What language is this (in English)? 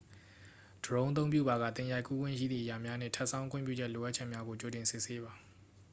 Burmese